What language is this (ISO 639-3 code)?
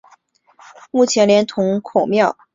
zho